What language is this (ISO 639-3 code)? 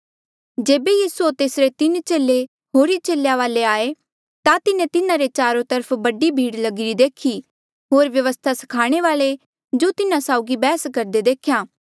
mjl